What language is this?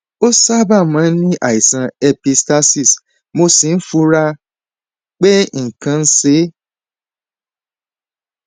Yoruba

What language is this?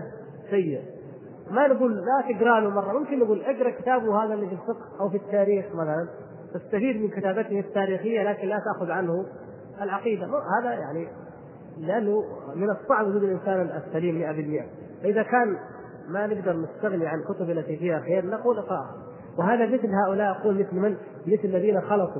Arabic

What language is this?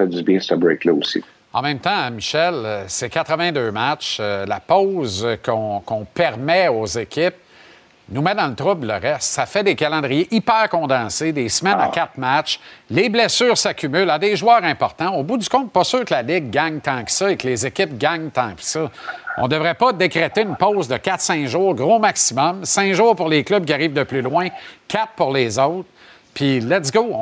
French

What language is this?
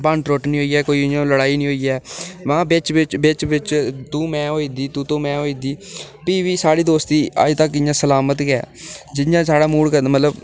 Dogri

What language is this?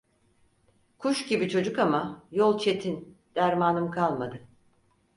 Turkish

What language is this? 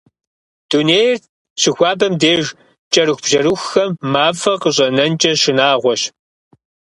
Kabardian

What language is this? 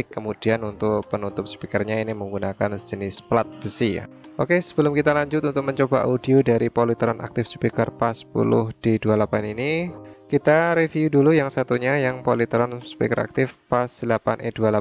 Indonesian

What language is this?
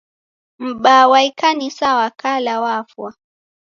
Taita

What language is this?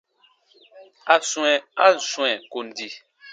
Baatonum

